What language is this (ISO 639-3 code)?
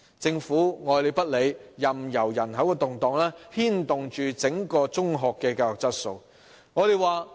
yue